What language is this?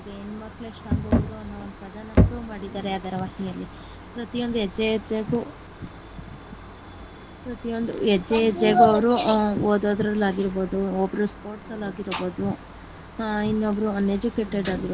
Kannada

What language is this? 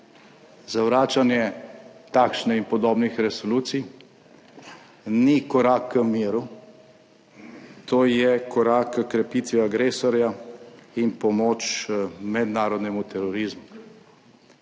Slovenian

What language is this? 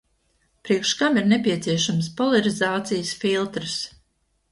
Latvian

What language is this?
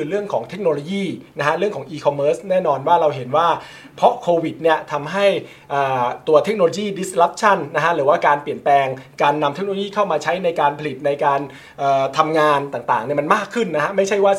Thai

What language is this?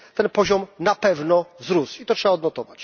Polish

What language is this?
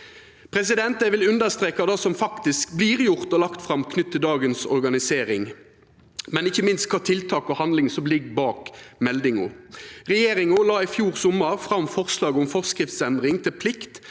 Norwegian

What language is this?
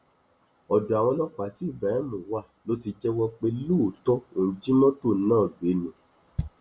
Yoruba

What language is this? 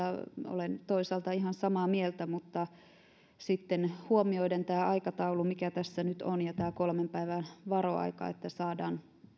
Finnish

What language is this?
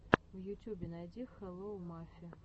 Russian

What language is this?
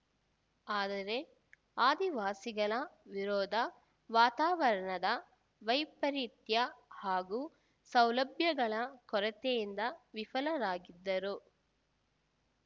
Kannada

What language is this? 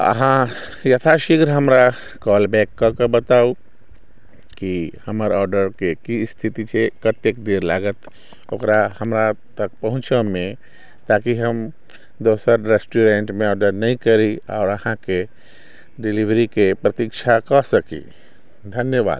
Maithili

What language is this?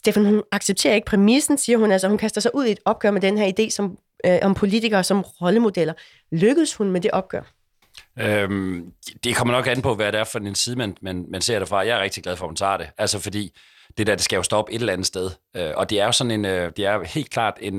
Danish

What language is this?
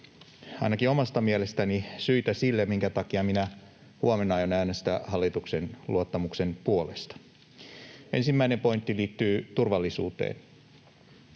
Finnish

